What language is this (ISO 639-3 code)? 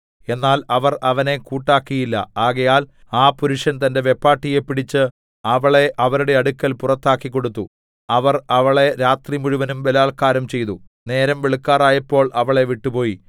mal